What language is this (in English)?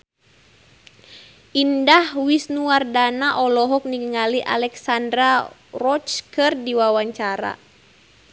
Sundanese